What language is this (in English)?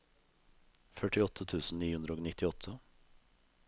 Norwegian